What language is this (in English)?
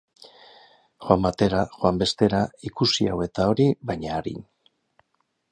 Basque